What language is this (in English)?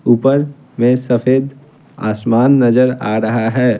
Hindi